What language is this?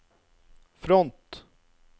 Norwegian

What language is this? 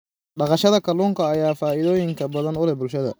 Somali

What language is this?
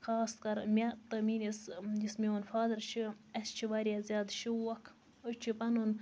Kashmiri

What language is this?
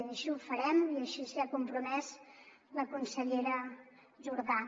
Catalan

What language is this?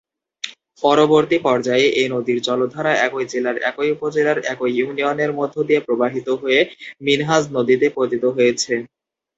Bangla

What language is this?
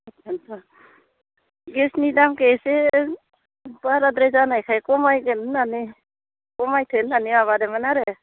Bodo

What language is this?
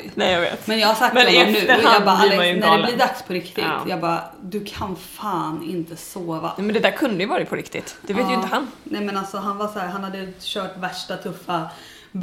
Swedish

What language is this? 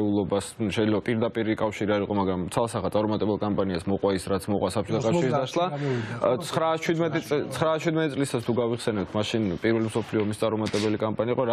Romanian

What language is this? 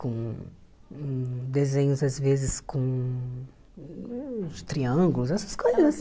Portuguese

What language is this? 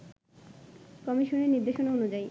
Bangla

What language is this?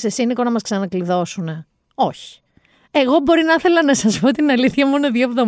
Greek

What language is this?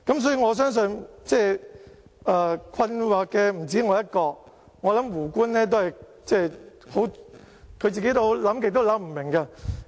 Cantonese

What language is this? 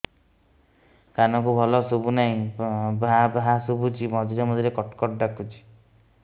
Odia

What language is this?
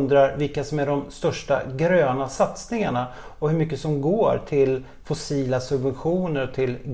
Swedish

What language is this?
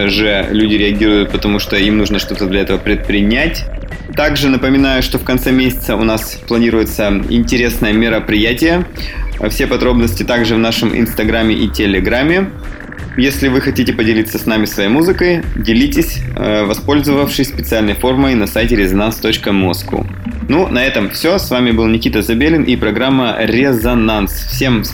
Russian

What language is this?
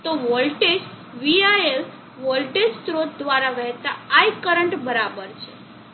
Gujarati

